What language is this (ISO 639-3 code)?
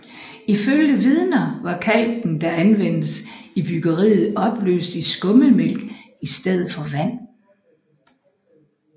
dan